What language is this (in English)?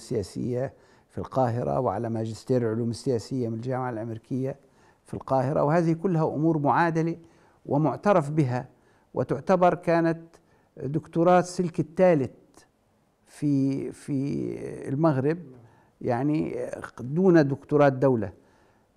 Arabic